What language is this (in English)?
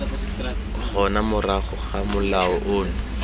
Tswana